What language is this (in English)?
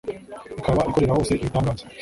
Kinyarwanda